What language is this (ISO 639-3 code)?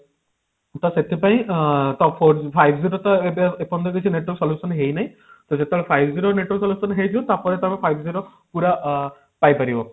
ori